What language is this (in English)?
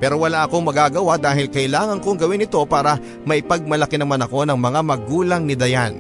Filipino